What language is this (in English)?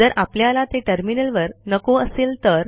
Marathi